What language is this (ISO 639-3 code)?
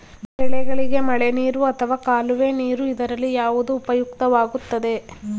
kan